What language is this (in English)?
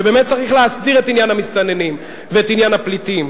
Hebrew